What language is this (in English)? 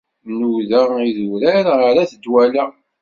Kabyle